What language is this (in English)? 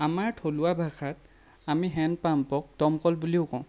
Assamese